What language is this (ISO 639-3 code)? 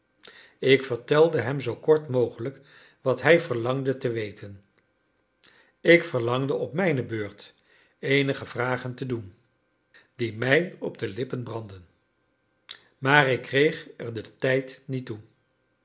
nld